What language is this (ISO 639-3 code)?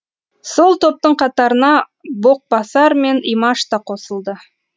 kaz